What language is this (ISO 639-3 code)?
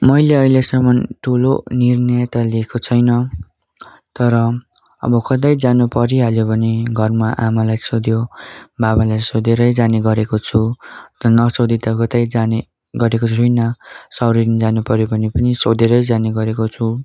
nep